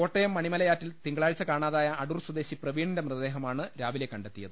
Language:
Malayalam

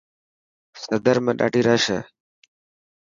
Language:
Dhatki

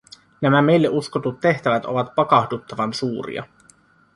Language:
Finnish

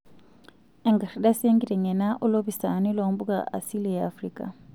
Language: Masai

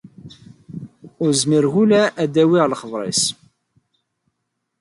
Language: Kabyle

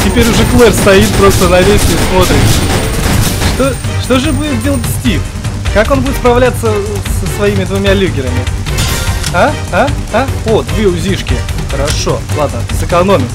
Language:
Russian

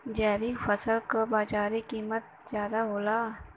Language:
Bhojpuri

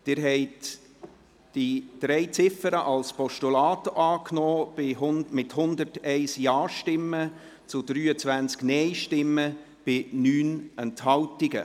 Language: Swiss German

